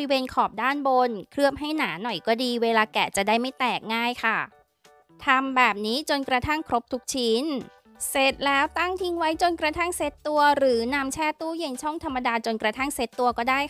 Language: Thai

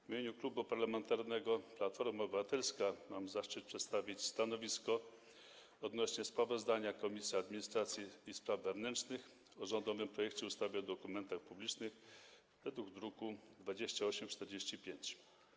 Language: Polish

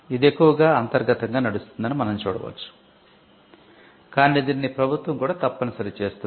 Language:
Telugu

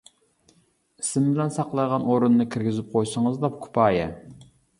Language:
Uyghur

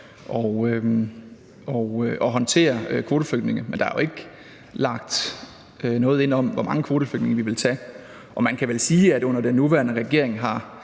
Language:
Danish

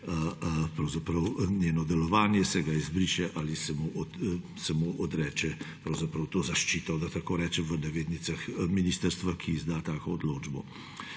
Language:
Slovenian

